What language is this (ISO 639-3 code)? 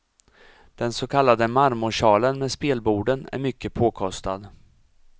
swe